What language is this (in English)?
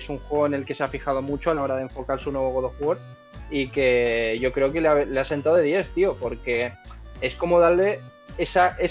Spanish